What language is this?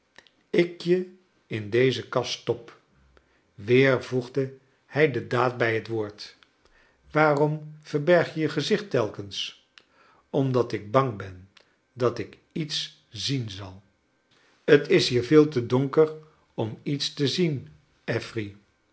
Dutch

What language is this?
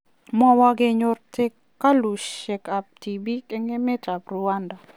Kalenjin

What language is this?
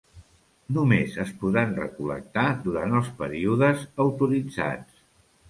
Catalan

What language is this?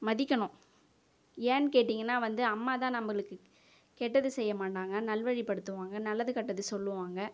Tamil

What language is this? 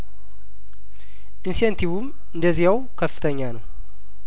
Amharic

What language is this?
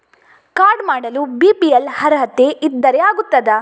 Kannada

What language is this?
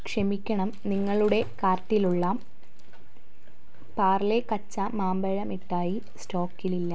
Malayalam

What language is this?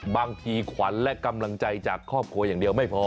Thai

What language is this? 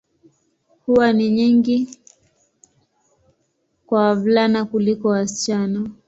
Swahili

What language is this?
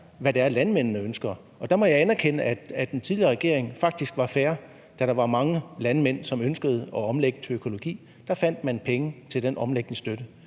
Danish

